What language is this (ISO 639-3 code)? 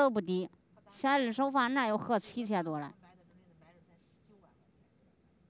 zho